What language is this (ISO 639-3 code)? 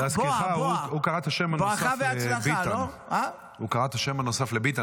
heb